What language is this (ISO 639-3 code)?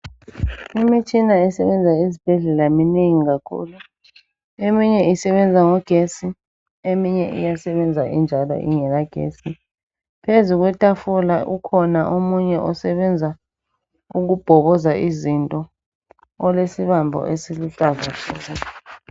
nde